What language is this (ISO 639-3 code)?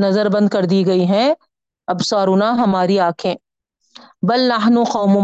urd